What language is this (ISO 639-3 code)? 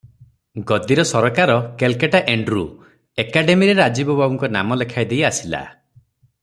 ori